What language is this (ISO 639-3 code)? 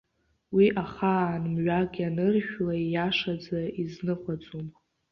abk